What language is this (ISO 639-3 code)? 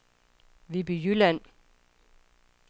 dan